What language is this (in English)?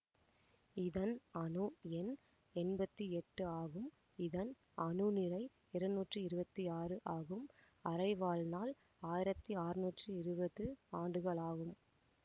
Tamil